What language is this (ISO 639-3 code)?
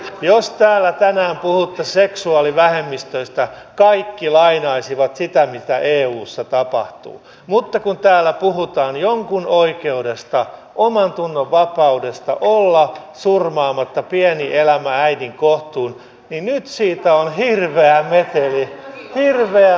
fin